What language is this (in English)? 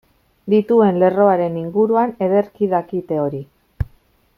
Basque